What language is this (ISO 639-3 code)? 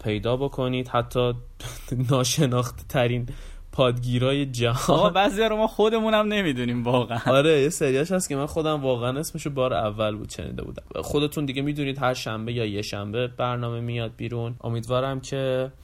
fas